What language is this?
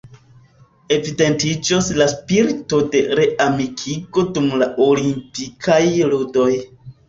Esperanto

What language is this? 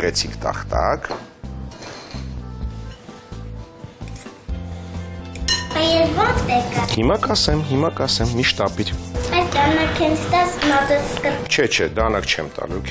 Romanian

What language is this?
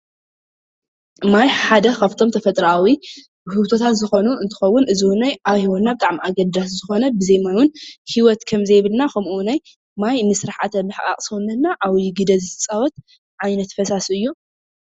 Tigrinya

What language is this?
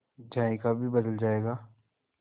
Hindi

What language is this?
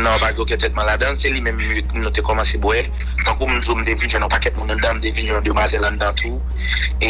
French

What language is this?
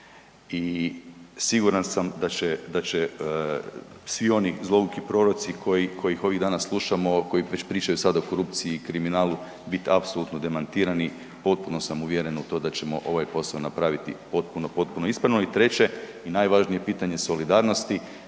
Croatian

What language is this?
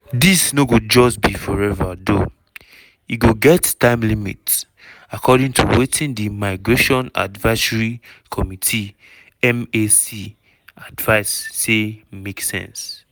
Nigerian Pidgin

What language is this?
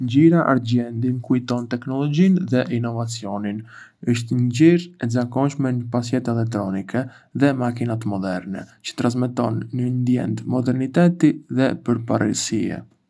Arbëreshë Albanian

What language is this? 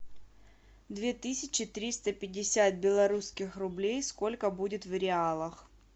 Russian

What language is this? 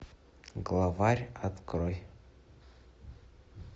Russian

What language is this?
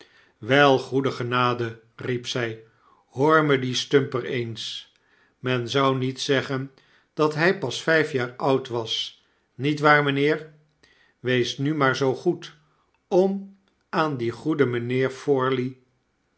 Dutch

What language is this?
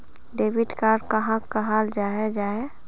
Magahi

